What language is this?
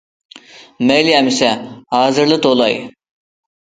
Uyghur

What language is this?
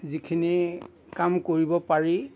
Assamese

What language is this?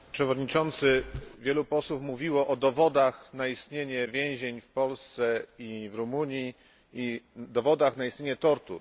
Polish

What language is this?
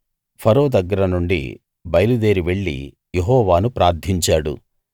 Telugu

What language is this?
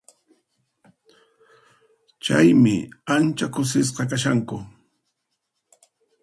Puno Quechua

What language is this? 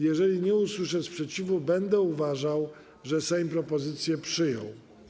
Polish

